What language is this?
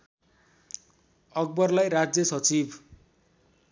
Nepali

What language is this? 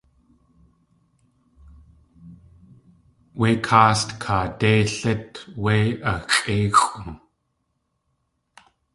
Tlingit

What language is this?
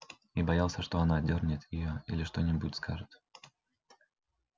Russian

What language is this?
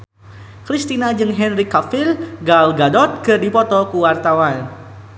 Sundanese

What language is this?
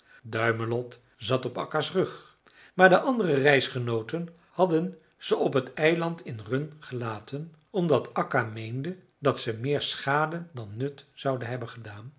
Dutch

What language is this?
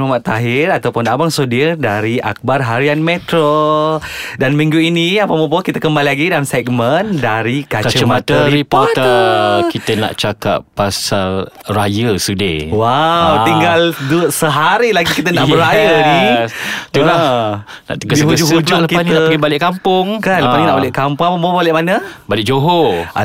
Malay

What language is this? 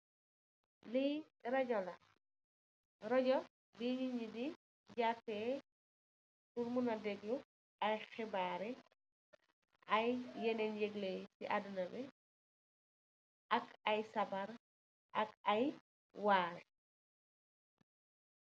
Wolof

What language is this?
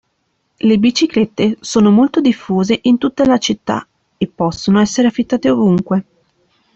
Italian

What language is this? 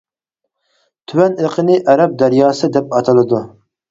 Uyghur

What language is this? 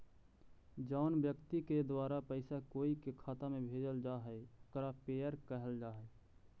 Magahi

